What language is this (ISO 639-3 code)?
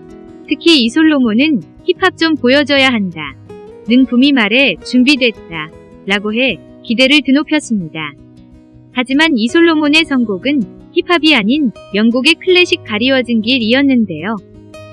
kor